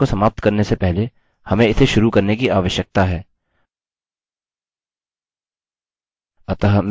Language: Hindi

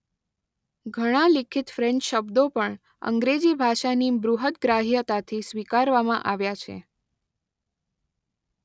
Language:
Gujarati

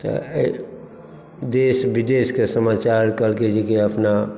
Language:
Maithili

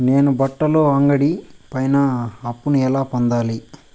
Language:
Telugu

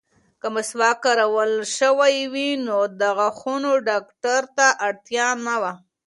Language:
Pashto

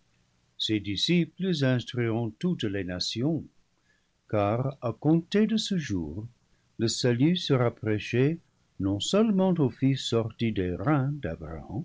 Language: French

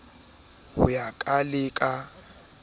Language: Southern Sotho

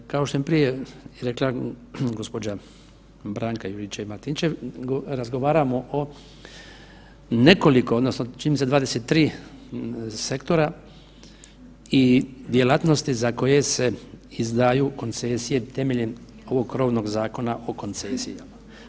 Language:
Croatian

